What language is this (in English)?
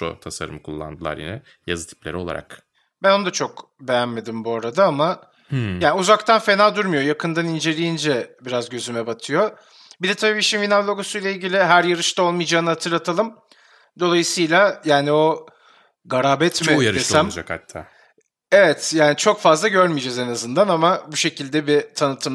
Turkish